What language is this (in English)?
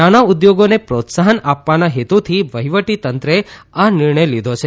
Gujarati